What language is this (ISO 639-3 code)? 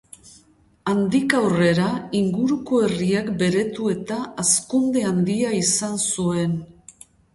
eus